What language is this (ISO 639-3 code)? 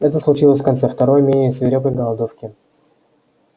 rus